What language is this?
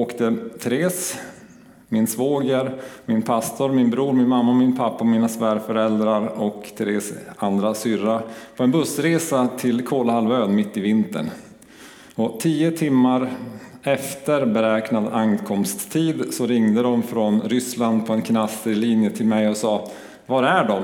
Swedish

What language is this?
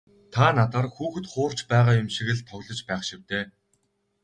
Mongolian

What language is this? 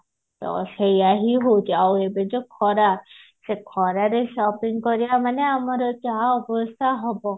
Odia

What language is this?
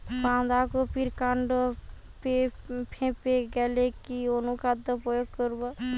Bangla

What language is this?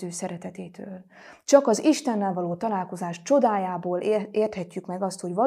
Hungarian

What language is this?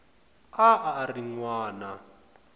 Tsonga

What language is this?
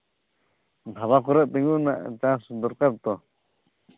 Santali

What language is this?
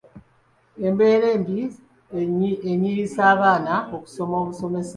Ganda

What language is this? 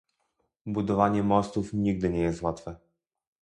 Polish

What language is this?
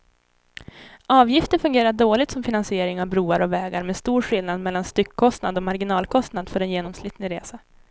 Swedish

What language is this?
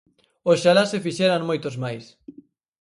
Galician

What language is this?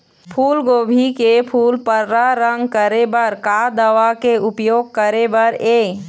Chhattisgarhi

